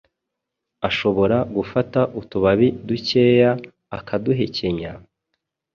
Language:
Kinyarwanda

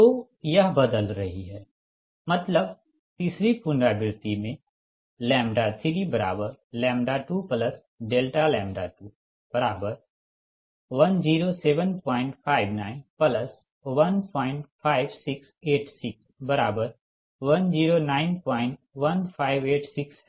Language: Hindi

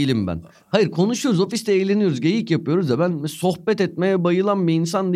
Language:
Turkish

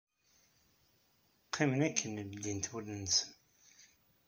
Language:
Kabyle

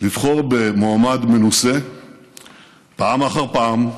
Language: Hebrew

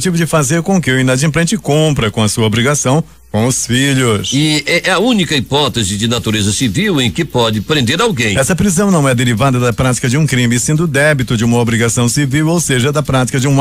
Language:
Portuguese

